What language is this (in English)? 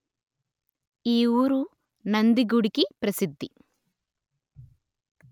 Telugu